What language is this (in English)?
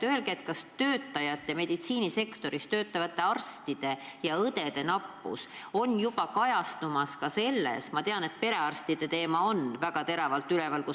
Estonian